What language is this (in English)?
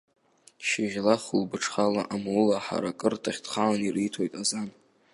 Abkhazian